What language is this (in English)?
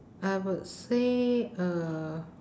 English